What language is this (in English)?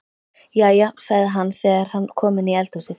Icelandic